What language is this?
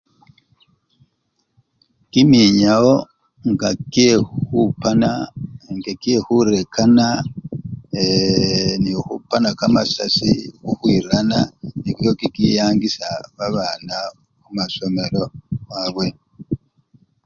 Luyia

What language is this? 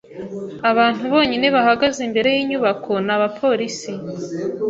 Kinyarwanda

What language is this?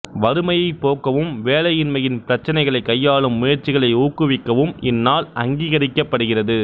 Tamil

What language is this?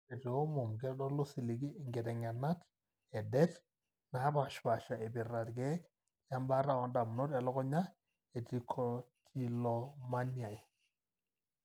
Masai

